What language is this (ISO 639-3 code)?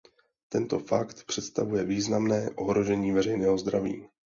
ces